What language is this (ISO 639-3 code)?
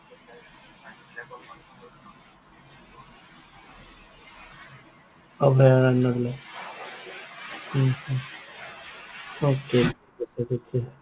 asm